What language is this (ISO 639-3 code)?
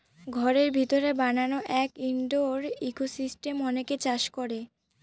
ben